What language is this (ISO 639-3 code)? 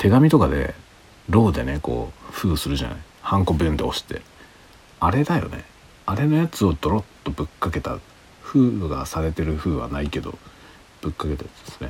jpn